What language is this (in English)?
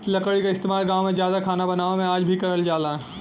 Bhojpuri